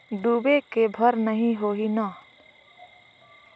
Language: Chhattisgarhi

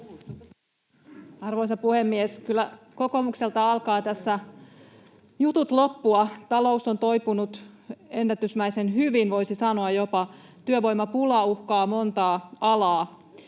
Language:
Finnish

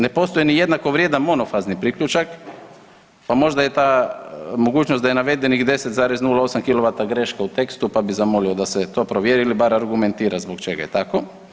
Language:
Croatian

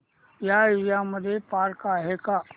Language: Marathi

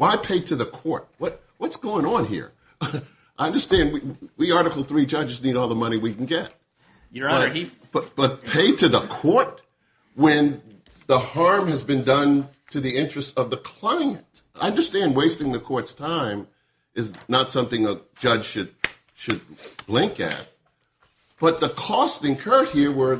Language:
English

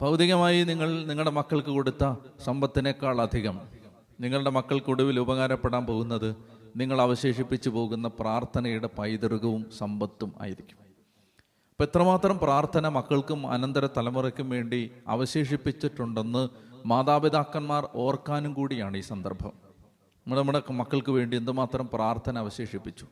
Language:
Malayalam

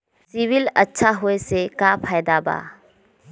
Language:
Magahi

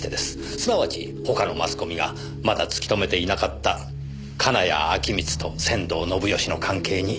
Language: Japanese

